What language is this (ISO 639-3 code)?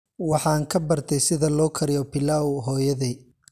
som